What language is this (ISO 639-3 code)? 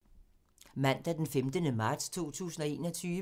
dan